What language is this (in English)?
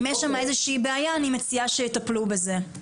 Hebrew